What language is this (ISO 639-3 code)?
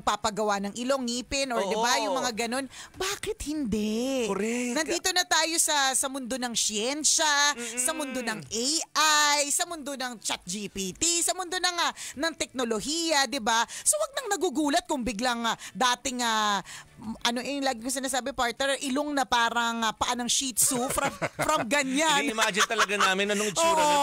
fil